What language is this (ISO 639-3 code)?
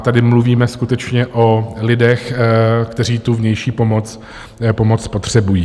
ces